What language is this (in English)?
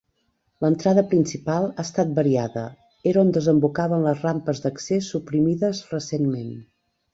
Catalan